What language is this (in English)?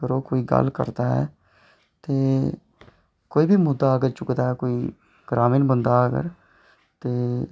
Dogri